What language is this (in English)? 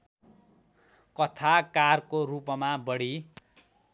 Nepali